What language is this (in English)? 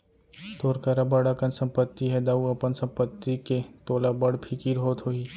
Chhattisgarhi